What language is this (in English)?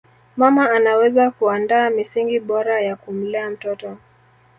Swahili